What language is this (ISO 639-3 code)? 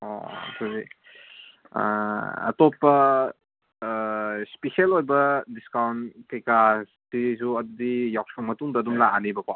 mni